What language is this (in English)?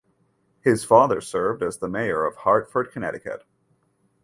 English